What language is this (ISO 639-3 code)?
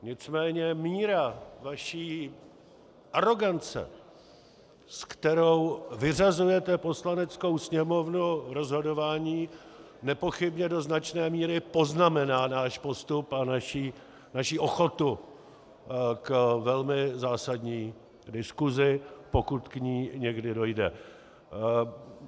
ces